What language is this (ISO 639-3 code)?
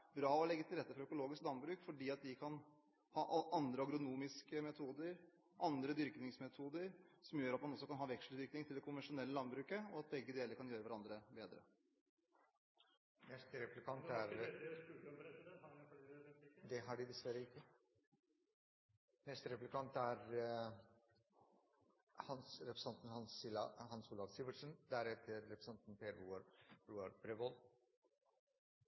nor